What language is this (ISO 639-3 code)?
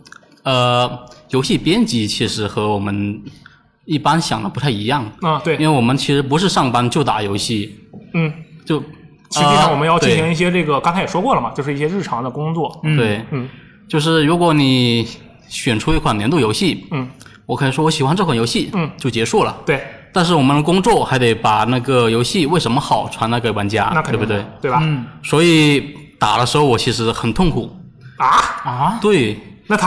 zho